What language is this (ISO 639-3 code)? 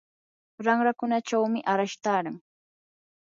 qur